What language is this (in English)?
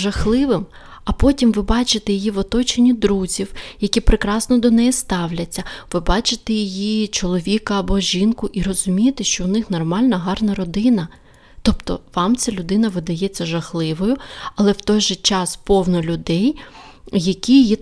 Ukrainian